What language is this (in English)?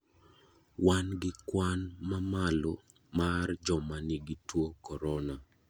Luo (Kenya and Tanzania)